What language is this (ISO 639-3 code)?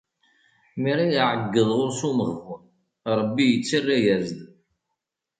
kab